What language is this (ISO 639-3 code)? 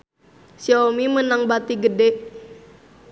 sun